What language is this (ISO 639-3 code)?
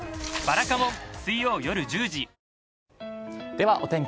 jpn